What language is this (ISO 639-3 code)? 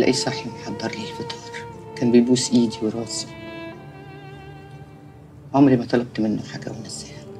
ara